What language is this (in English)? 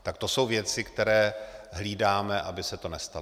Czech